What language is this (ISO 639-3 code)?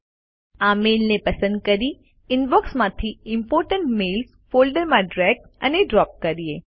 guj